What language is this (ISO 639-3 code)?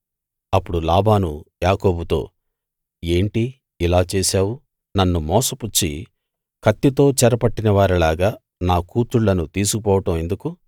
tel